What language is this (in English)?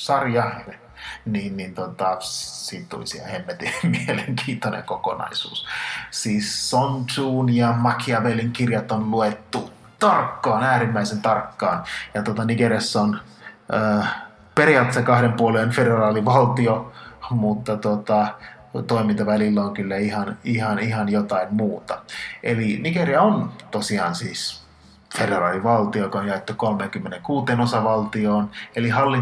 Finnish